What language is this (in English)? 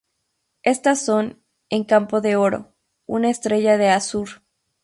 Spanish